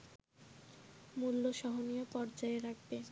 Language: Bangla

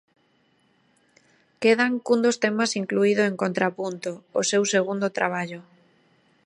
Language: Galician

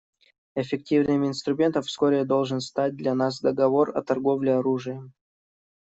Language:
Russian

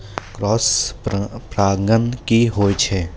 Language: Maithili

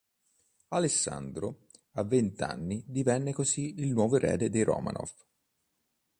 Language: Italian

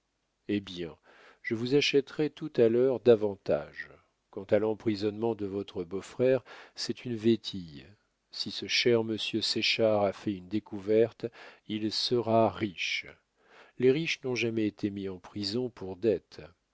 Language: French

